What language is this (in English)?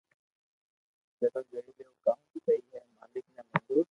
Loarki